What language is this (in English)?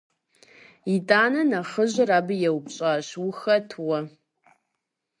Kabardian